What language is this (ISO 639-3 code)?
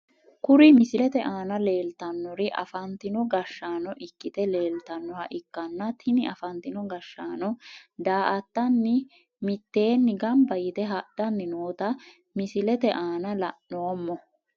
sid